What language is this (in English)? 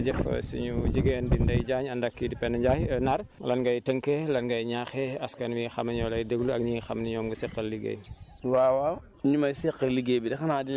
Wolof